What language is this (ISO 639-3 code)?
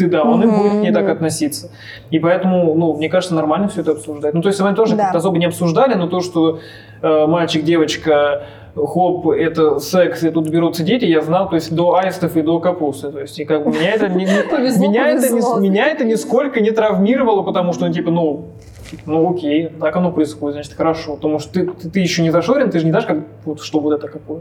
rus